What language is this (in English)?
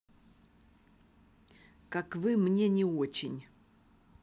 Russian